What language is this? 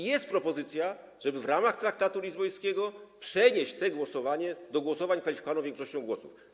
Polish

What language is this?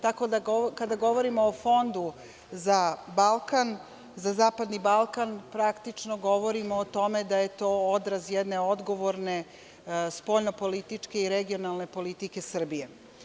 Serbian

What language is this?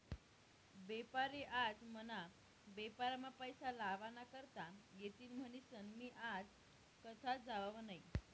Marathi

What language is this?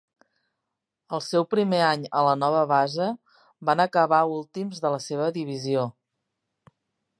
Catalan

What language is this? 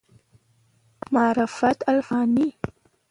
Pashto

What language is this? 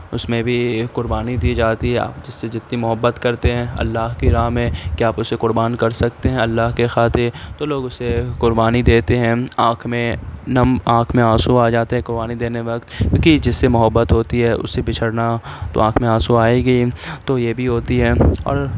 Urdu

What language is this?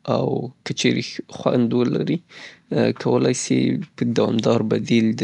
Southern Pashto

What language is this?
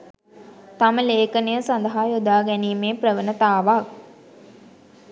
Sinhala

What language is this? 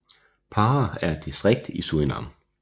Danish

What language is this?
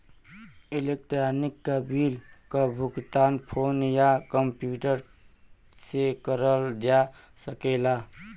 Bhojpuri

